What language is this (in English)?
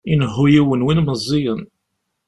Kabyle